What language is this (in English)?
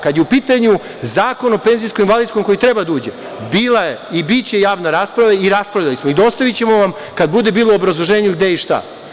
Serbian